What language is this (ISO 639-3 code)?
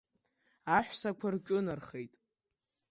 abk